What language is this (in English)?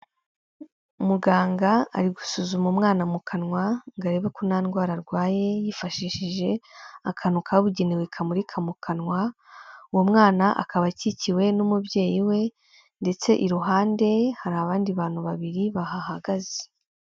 Kinyarwanda